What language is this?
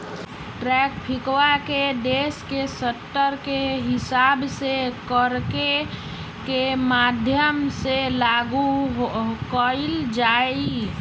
Magahi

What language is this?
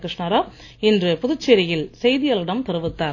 Tamil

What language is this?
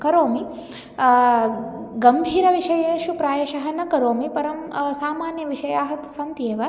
Sanskrit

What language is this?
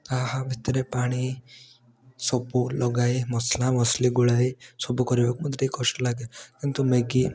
Odia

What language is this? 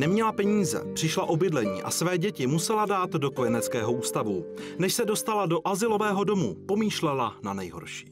Czech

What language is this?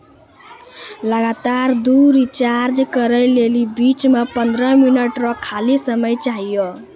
Maithili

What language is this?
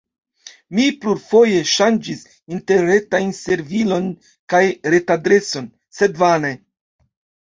Esperanto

